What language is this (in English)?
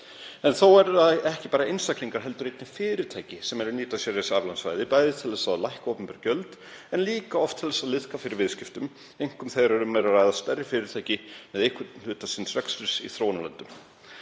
Icelandic